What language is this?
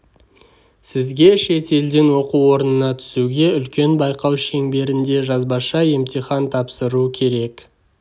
Kazakh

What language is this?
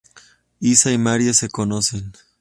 Spanish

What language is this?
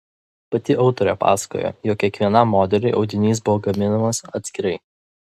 Lithuanian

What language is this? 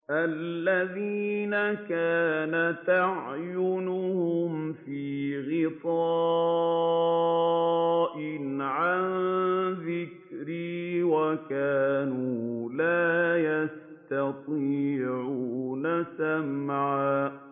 Arabic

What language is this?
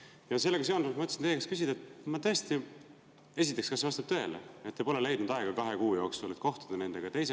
Estonian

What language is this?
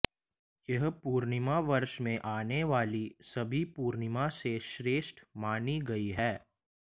Hindi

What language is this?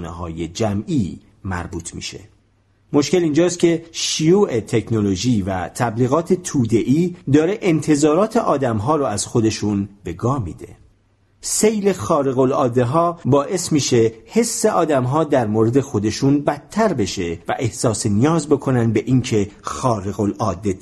Persian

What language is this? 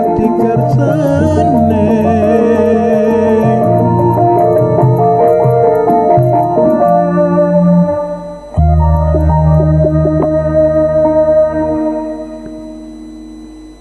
Javanese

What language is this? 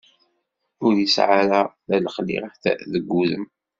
Kabyle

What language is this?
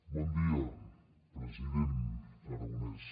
Catalan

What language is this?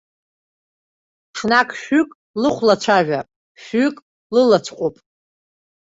Abkhazian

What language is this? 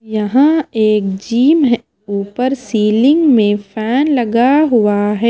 Hindi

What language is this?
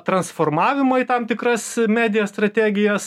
Lithuanian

